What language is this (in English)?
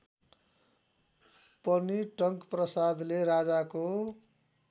Nepali